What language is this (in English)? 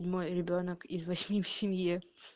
Russian